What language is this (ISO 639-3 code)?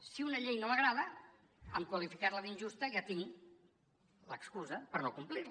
cat